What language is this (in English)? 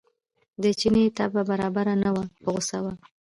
Pashto